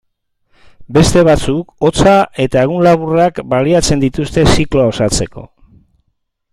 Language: Basque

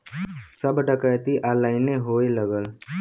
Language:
Bhojpuri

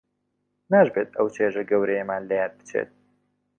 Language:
Central Kurdish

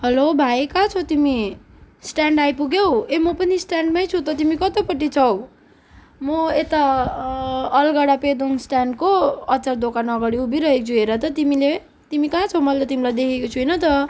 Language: Nepali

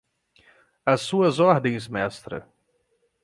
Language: Portuguese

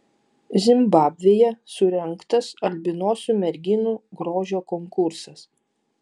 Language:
Lithuanian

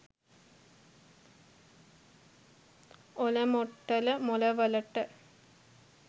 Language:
Sinhala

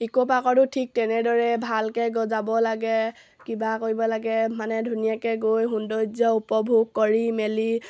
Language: Assamese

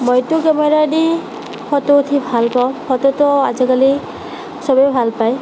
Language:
Assamese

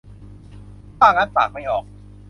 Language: Thai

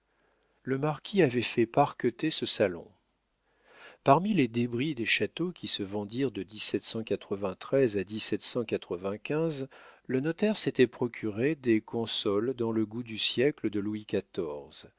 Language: French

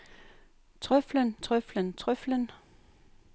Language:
Danish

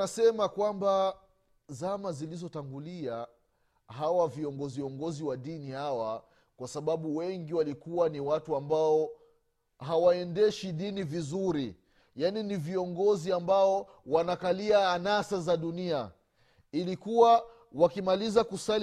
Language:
Swahili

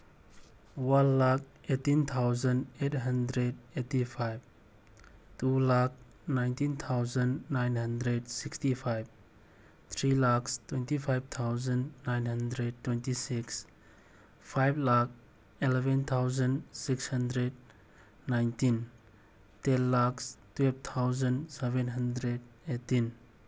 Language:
Manipuri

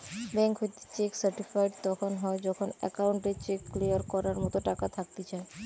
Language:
Bangla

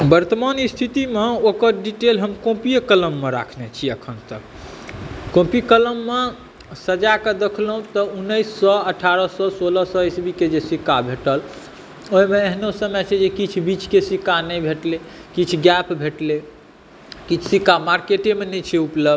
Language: Maithili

